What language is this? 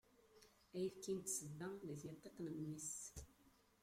Kabyle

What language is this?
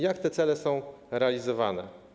Polish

